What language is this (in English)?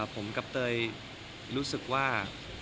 Thai